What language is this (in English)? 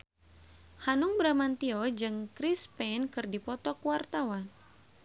Sundanese